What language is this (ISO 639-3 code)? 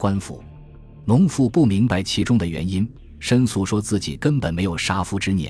zho